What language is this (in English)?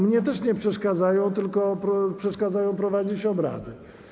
Polish